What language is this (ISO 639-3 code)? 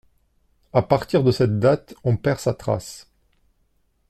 fra